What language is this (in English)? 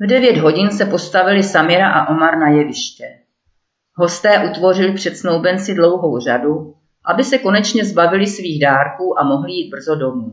Czech